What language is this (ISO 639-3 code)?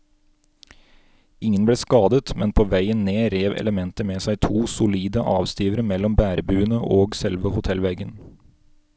nor